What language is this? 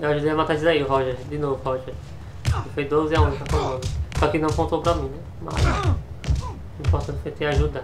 Portuguese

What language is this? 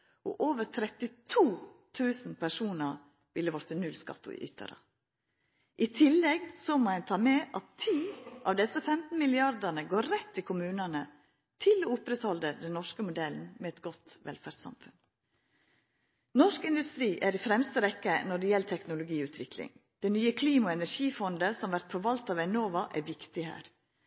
Norwegian Nynorsk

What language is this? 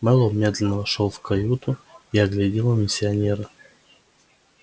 Russian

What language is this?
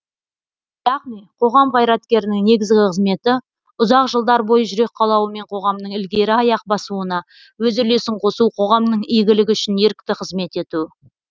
Kazakh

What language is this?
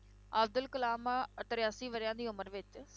Punjabi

